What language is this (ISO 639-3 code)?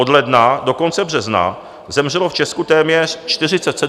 ces